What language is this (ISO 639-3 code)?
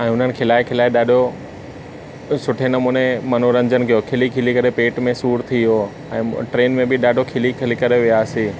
snd